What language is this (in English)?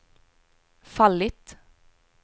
Swedish